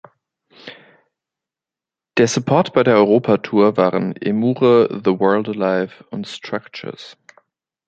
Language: German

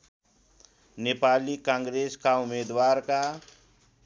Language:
Nepali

